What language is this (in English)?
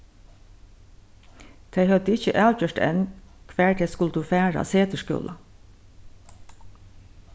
Faroese